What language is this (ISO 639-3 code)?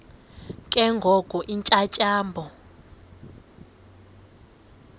xho